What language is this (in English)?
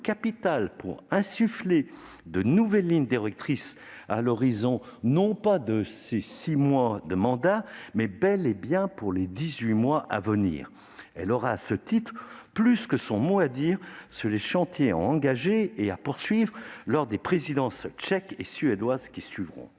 French